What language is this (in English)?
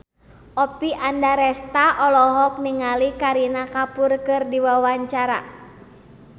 Sundanese